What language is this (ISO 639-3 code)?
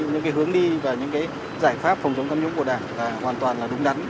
vie